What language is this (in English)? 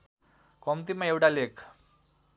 Nepali